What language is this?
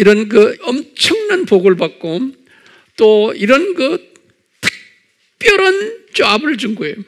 Korean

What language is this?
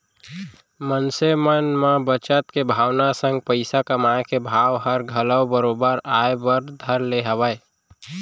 Chhattisgarhi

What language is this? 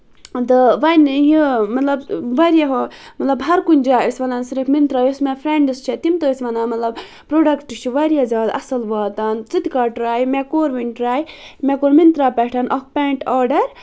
Kashmiri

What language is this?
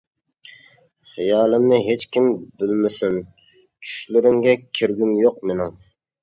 Uyghur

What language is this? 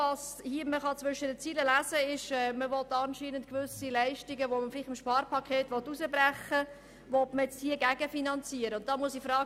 Swiss German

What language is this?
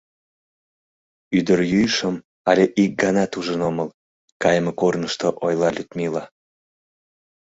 Mari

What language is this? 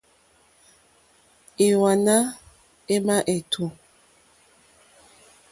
Mokpwe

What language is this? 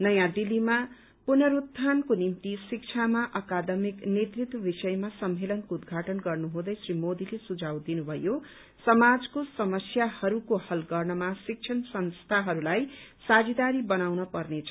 Nepali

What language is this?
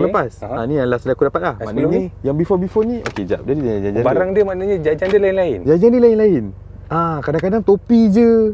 Malay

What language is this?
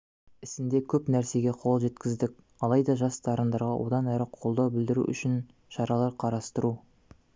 Kazakh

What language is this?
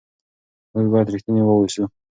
Pashto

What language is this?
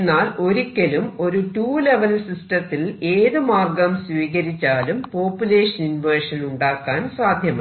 Malayalam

